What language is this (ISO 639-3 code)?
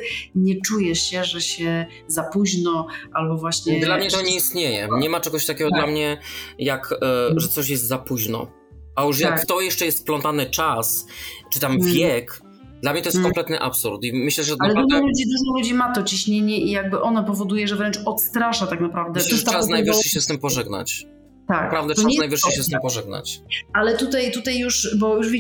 pol